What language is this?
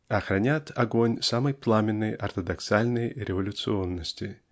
Russian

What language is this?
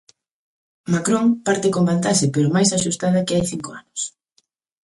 Galician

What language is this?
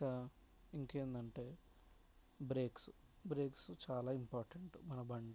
Telugu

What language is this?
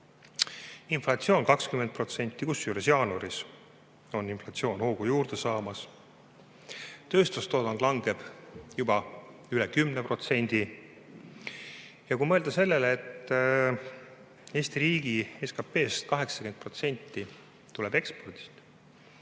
Estonian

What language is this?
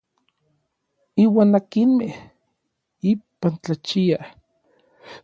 Orizaba Nahuatl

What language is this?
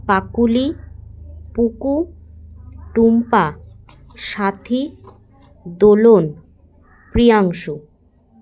Bangla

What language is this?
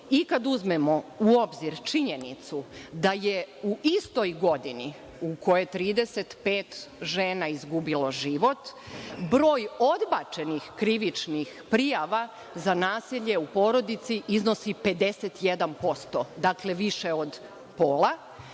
Serbian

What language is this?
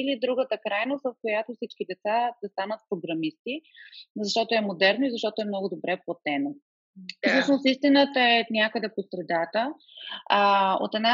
Bulgarian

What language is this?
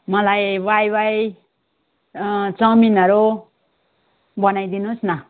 Nepali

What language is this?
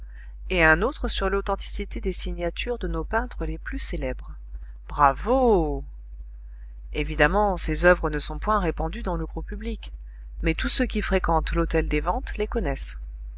French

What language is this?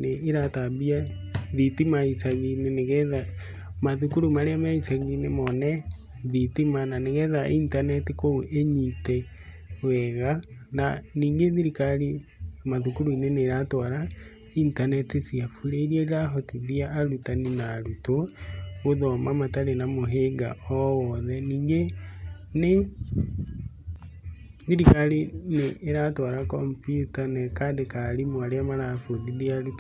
Kikuyu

